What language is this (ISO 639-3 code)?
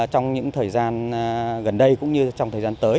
vie